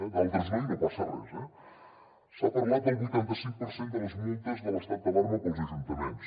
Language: Catalan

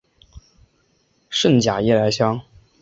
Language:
Chinese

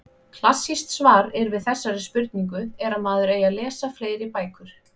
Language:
Icelandic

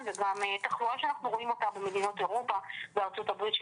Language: Hebrew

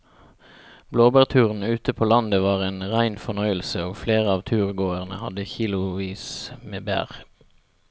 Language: Norwegian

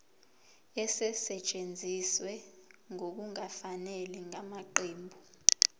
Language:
Zulu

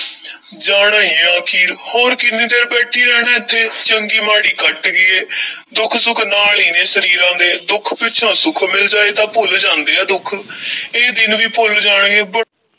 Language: Punjabi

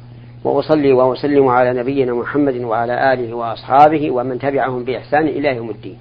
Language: Arabic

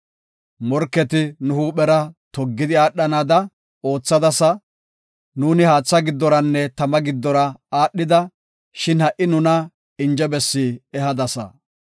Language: Gofa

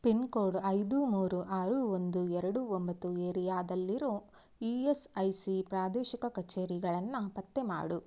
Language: Kannada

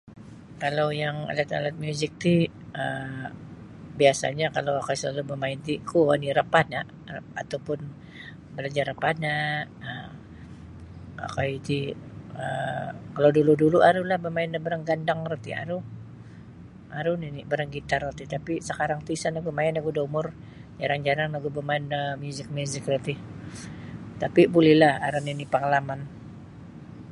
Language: Sabah Bisaya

